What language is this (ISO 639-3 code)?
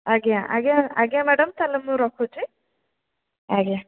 ori